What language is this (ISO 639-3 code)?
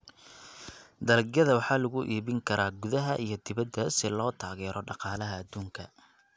som